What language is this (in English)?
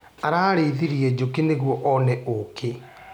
Kikuyu